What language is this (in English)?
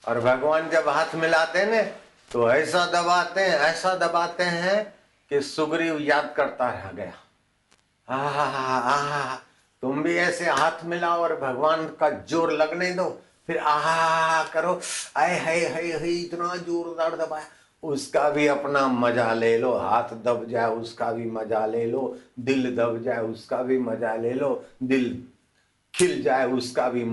Hindi